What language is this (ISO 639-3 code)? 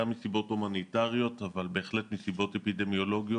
heb